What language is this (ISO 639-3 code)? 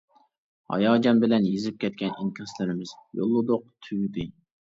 uig